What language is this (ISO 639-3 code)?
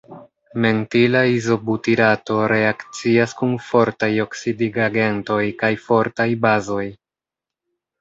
epo